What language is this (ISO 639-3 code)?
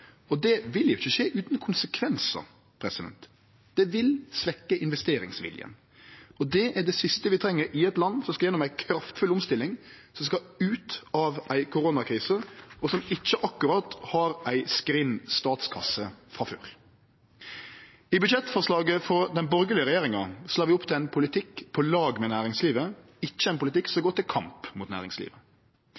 nno